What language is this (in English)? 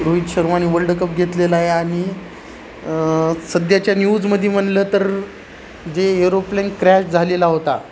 Marathi